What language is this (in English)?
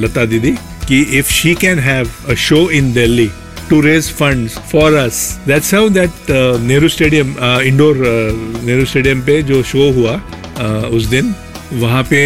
Hindi